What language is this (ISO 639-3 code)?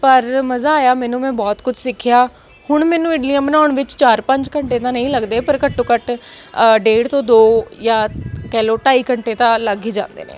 pan